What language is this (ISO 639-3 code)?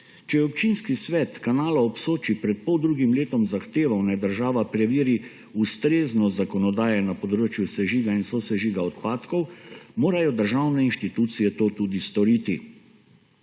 slv